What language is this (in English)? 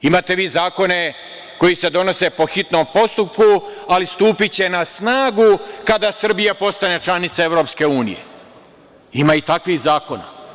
Serbian